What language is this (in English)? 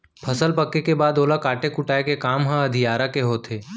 Chhattisgarhi